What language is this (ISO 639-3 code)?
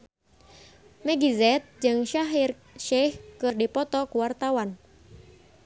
sun